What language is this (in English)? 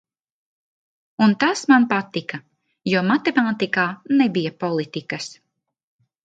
Latvian